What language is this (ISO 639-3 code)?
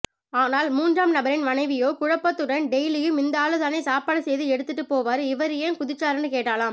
tam